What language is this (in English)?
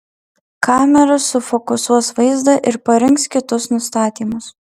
Lithuanian